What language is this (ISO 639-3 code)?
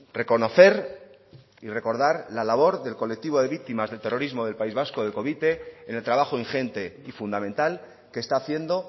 spa